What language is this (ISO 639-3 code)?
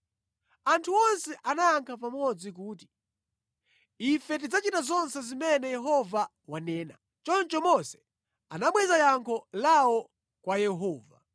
nya